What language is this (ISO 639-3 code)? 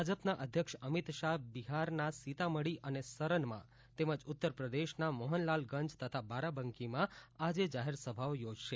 guj